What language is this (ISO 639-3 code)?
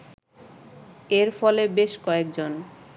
ben